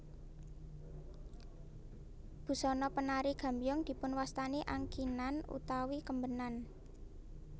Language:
Javanese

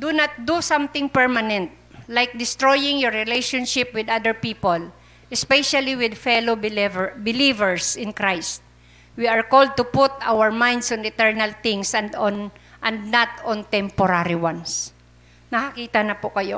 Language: Filipino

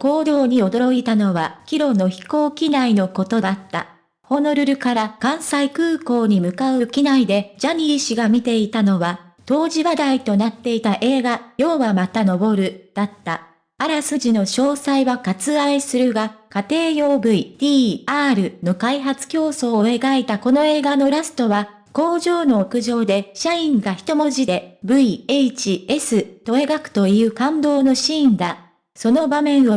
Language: Japanese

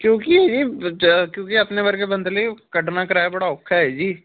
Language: Punjabi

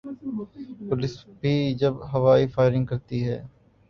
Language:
Urdu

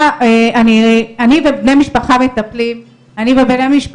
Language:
Hebrew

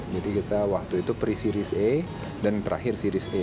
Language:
Indonesian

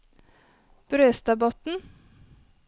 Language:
Norwegian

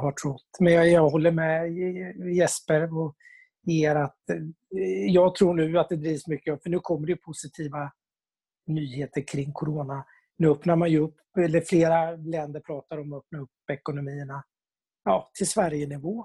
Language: Swedish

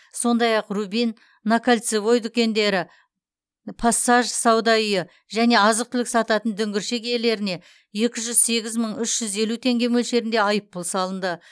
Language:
Kazakh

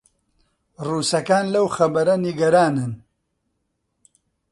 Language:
Central Kurdish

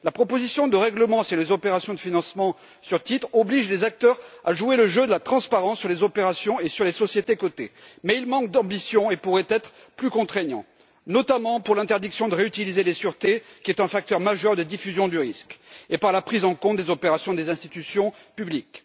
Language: French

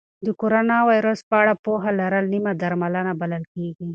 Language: Pashto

